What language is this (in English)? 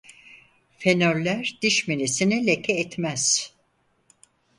Turkish